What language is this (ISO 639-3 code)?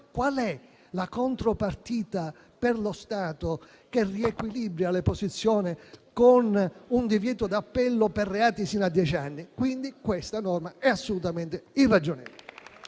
ita